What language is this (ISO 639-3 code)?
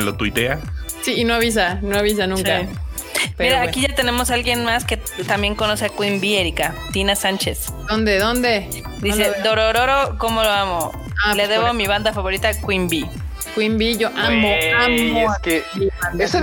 spa